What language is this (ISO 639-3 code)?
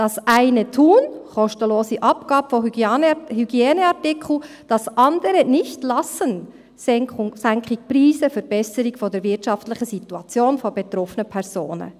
gsw